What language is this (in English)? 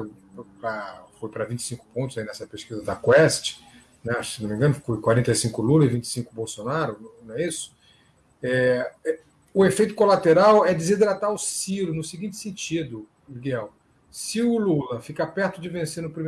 Portuguese